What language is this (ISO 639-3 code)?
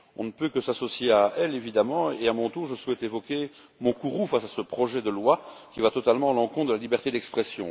fra